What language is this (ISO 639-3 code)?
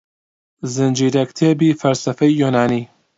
ckb